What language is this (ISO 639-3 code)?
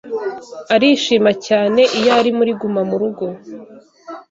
kin